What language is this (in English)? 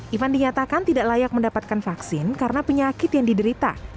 Indonesian